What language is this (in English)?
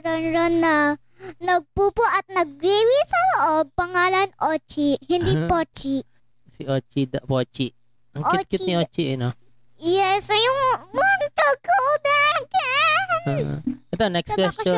Filipino